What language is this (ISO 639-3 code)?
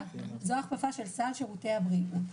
heb